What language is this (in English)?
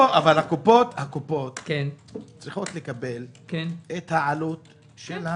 Hebrew